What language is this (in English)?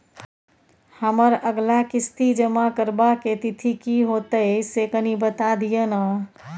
Maithili